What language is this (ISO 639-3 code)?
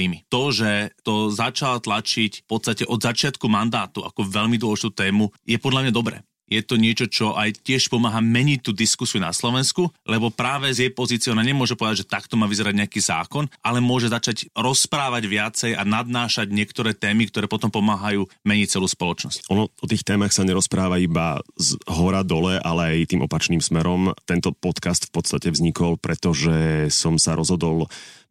slk